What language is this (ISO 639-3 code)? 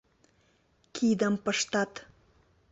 chm